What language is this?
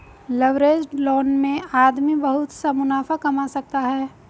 Hindi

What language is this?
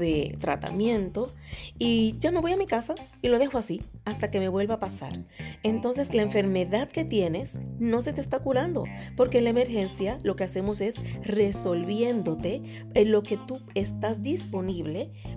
Spanish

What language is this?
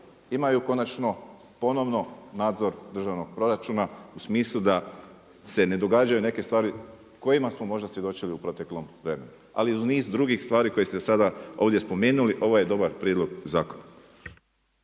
Croatian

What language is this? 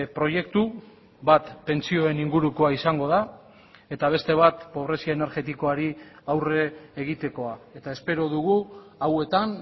Basque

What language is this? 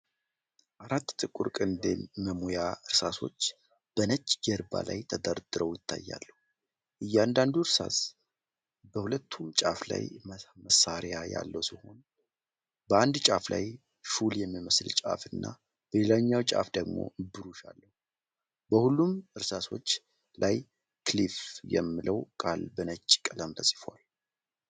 Amharic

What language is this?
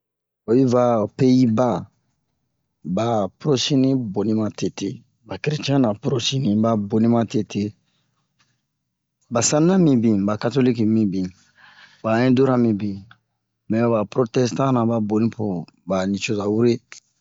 Bomu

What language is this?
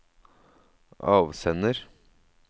Norwegian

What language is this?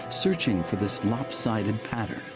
English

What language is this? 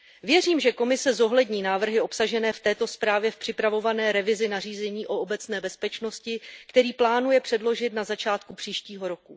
Czech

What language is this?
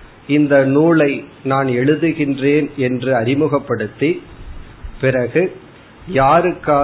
Tamil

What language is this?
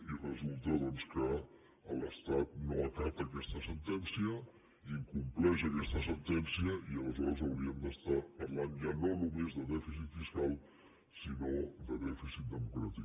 Catalan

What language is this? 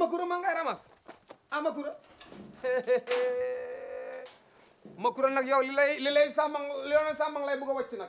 Indonesian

